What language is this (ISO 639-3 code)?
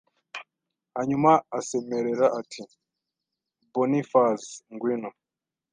kin